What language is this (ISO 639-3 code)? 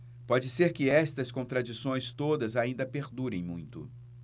por